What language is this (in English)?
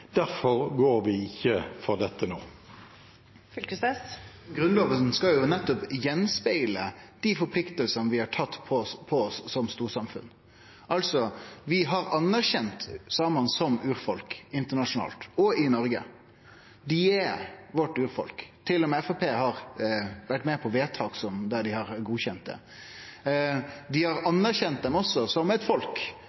Norwegian